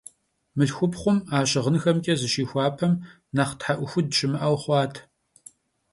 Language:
Kabardian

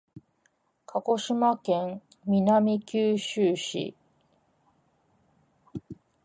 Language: Japanese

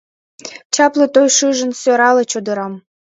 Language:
Mari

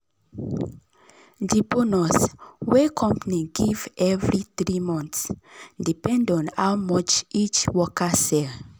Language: Nigerian Pidgin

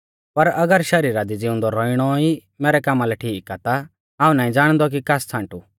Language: Mahasu Pahari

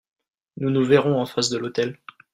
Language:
French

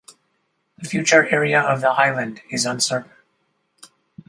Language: English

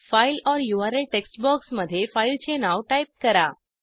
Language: Marathi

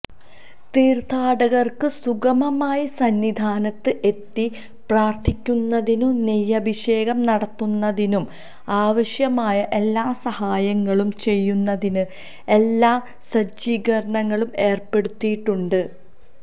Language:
Malayalam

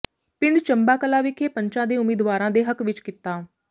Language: Punjabi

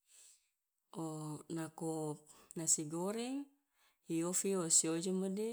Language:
Loloda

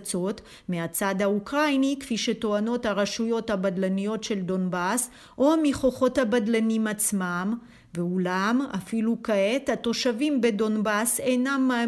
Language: Hebrew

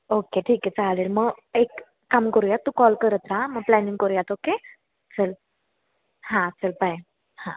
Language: Marathi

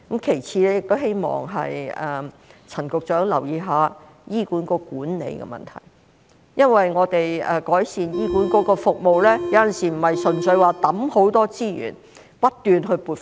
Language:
Cantonese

